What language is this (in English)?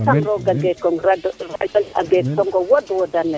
Serer